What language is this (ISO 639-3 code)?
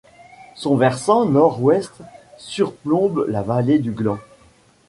fra